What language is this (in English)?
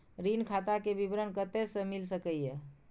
Maithili